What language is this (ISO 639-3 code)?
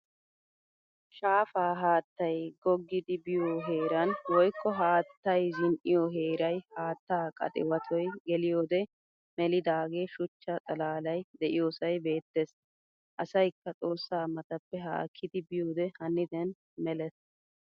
wal